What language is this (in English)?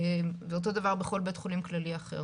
Hebrew